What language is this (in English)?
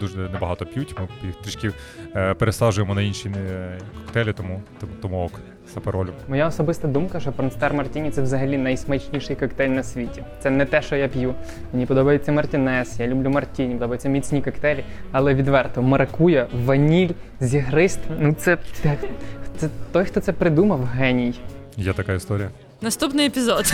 Ukrainian